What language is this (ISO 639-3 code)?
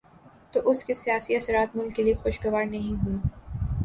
urd